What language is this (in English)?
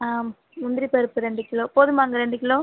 Tamil